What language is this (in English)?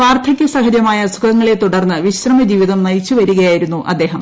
Malayalam